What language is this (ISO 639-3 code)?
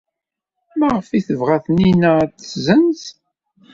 kab